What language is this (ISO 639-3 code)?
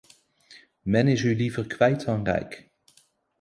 nld